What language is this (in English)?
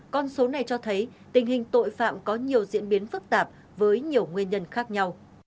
Vietnamese